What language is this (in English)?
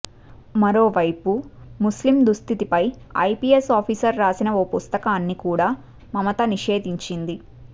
Telugu